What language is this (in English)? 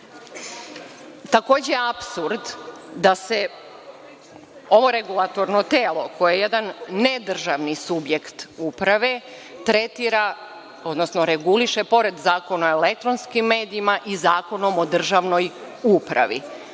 Serbian